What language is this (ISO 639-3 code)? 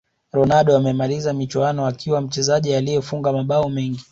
swa